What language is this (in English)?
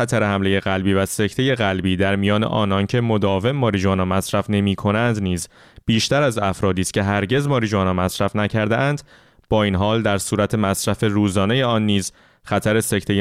Persian